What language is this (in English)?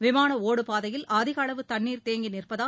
Tamil